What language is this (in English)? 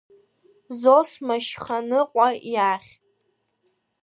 Abkhazian